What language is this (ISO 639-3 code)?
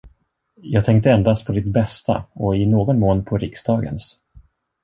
swe